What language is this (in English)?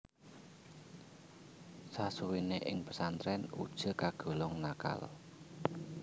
Javanese